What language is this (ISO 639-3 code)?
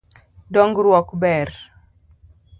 luo